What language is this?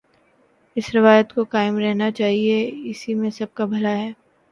Urdu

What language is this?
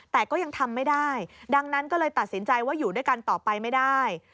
Thai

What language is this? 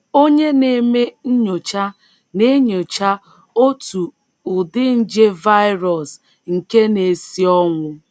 Igbo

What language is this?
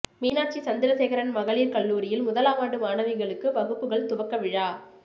Tamil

